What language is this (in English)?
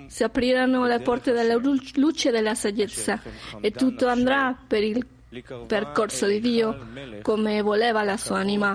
Italian